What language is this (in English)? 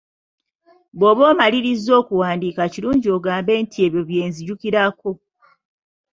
Ganda